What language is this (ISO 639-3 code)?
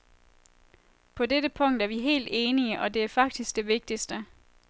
dan